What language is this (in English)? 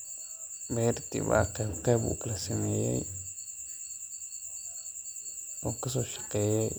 Somali